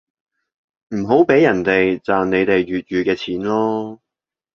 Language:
Cantonese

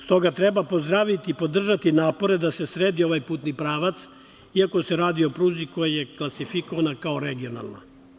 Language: Serbian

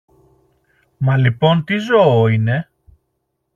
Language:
Greek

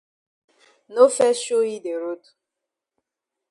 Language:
Cameroon Pidgin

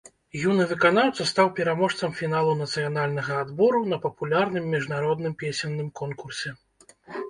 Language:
Belarusian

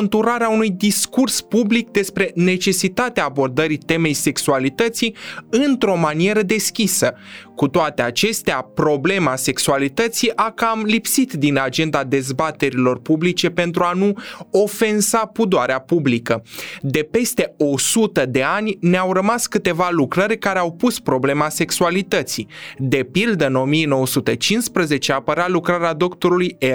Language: Romanian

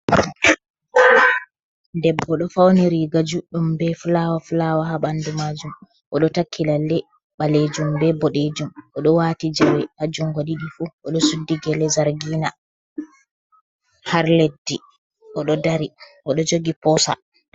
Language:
Fula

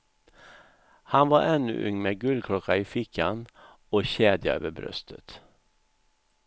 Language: Swedish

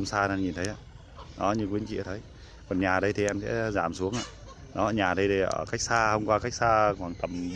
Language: Vietnamese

